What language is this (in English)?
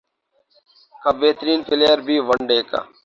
Urdu